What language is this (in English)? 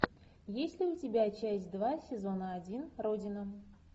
Russian